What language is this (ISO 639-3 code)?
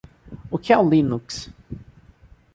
por